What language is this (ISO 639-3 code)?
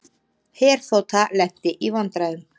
isl